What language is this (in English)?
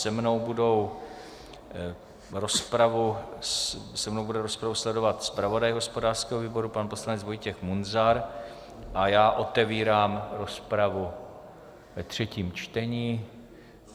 Czech